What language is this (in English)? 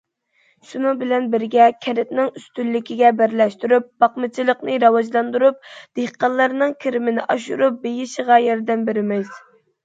Uyghur